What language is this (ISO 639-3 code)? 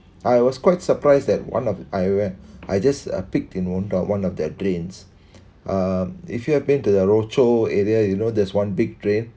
eng